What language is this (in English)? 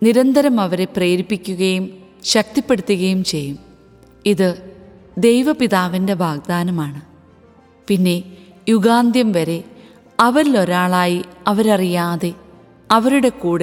Malayalam